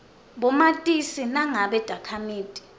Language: Swati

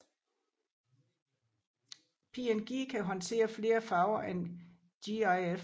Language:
Danish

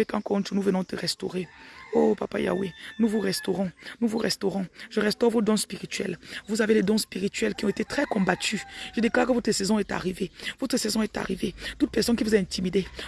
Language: French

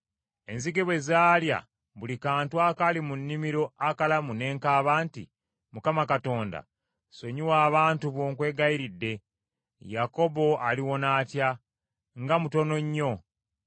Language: Ganda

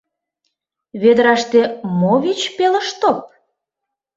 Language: Mari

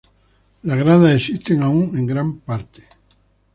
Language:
Spanish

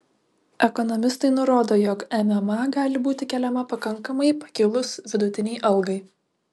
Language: Lithuanian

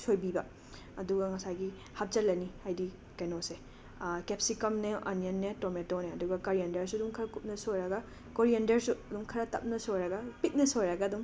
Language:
Manipuri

